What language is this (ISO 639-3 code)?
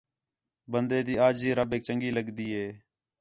xhe